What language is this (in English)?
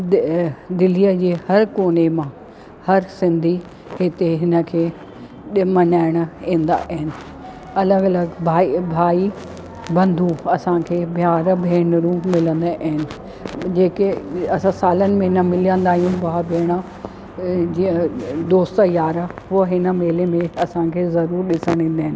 Sindhi